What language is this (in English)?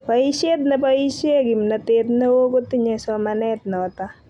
Kalenjin